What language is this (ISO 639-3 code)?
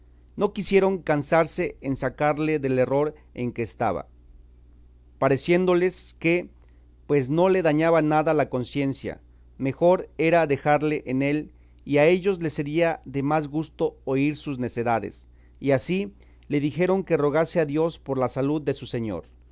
spa